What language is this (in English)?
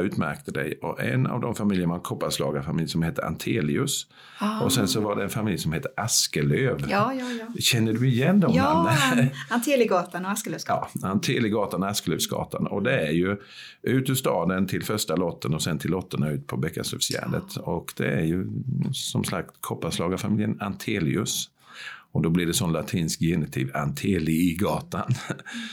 Swedish